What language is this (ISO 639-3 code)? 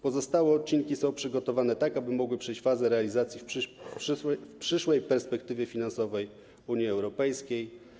pol